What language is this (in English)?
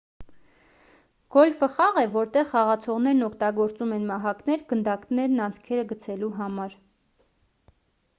Armenian